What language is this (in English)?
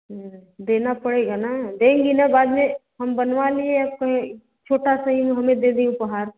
Hindi